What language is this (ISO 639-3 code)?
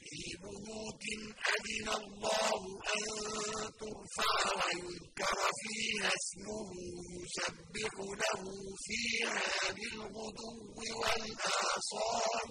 ara